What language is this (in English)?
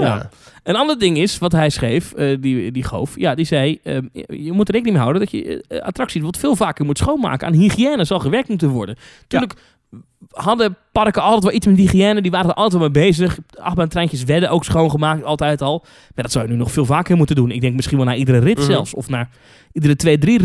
Dutch